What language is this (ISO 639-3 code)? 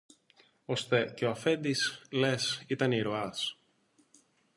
ell